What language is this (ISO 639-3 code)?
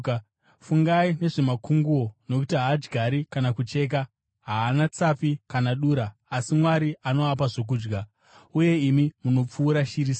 sna